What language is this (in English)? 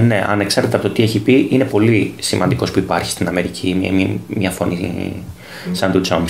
Greek